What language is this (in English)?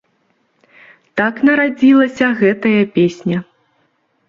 Belarusian